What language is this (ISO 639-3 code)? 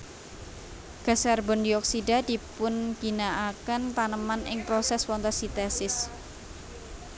jav